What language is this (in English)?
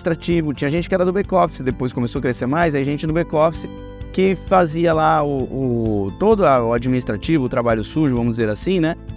Portuguese